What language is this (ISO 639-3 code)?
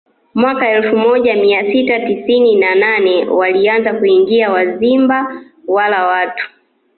swa